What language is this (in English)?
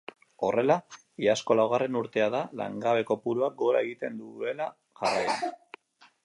Basque